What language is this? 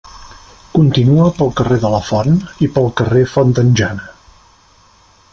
Catalan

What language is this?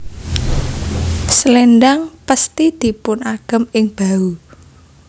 Javanese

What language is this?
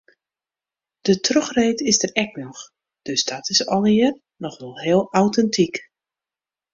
Western Frisian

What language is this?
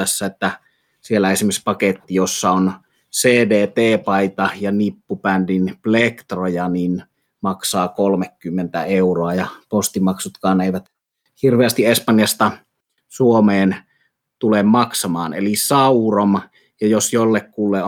Finnish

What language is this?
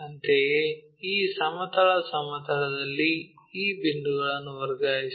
Kannada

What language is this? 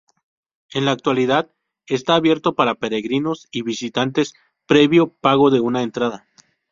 Spanish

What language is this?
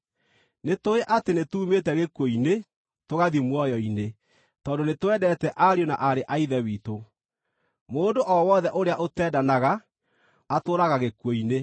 Kikuyu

